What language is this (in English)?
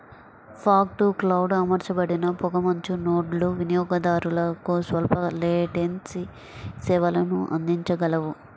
Telugu